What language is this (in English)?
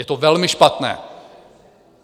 Czech